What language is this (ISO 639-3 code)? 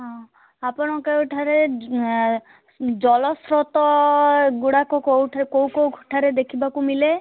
ori